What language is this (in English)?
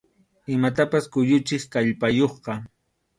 Arequipa-La Unión Quechua